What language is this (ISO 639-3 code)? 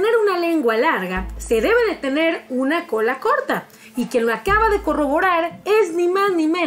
spa